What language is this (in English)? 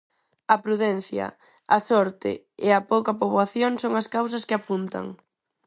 Galician